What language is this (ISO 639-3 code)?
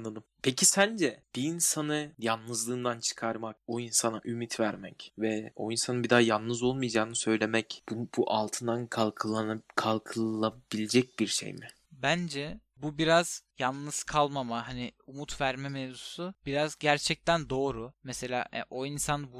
tur